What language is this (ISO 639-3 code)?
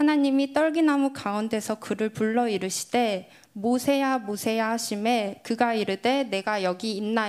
kor